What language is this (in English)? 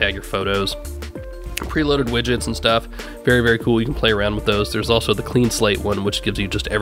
English